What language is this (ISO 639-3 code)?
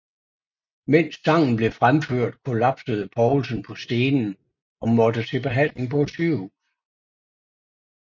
dan